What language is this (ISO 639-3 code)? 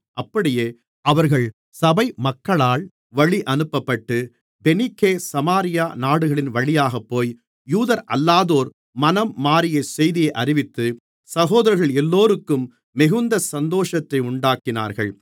tam